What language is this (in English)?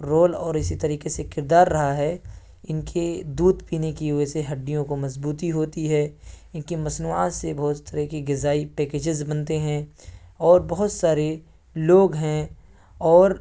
Urdu